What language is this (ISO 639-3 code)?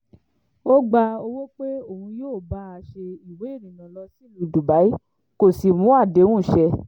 yor